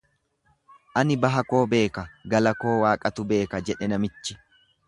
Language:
Oromo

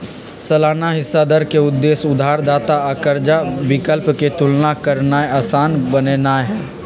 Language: Magahi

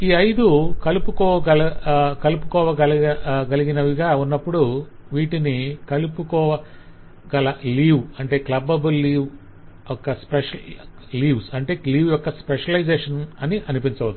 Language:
Telugu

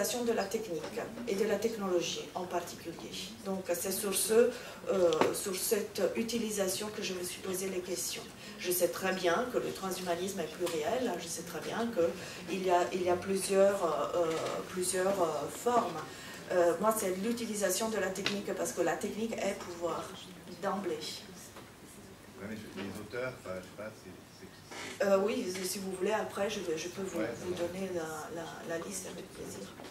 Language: French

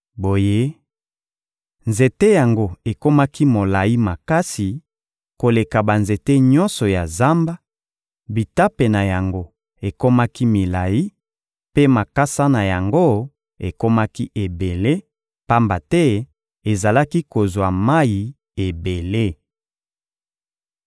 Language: Lingala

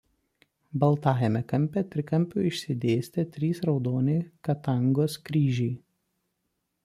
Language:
Lithuanian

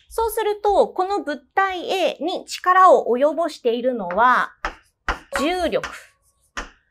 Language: Japanese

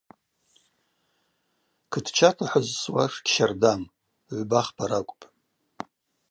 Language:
Abaza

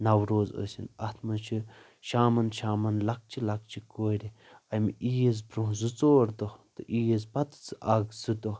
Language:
Kashmiri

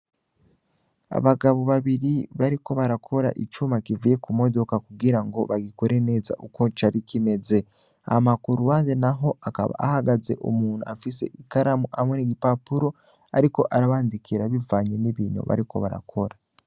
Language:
Rundi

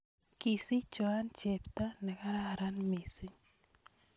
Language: Kalenjin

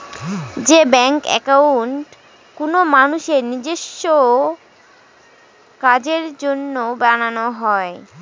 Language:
Bangla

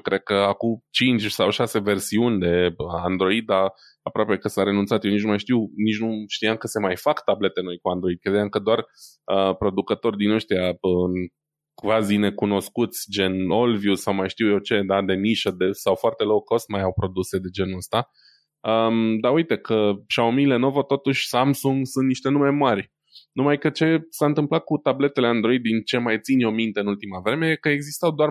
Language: Romanian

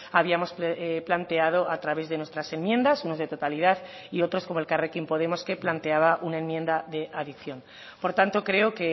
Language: Spanish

